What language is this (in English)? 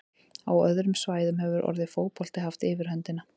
Icelandic